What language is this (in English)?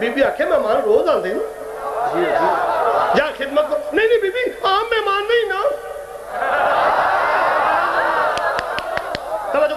Arabic